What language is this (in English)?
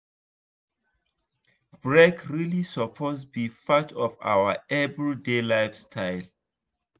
Nigerian Pidgin